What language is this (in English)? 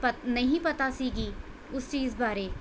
Punjabi